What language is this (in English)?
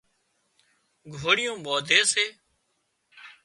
Wadiyara Koli